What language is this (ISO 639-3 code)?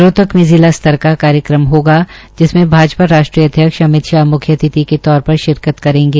hin